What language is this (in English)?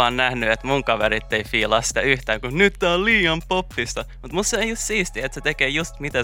Finnish